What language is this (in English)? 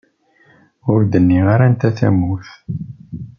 Kabyle